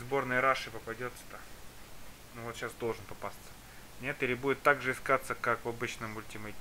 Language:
Russian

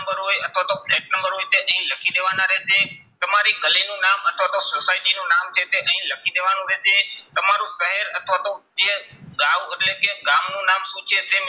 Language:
Gujarati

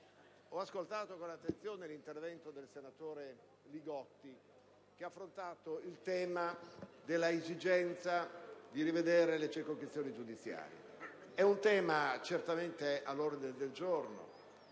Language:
Italian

